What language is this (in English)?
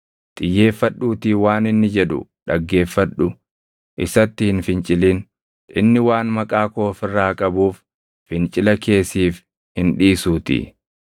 Oromo